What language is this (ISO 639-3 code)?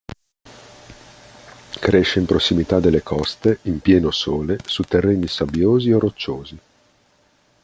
ita